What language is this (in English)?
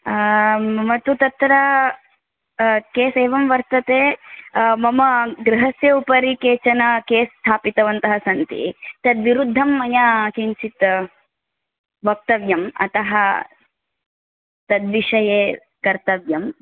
Sanskrit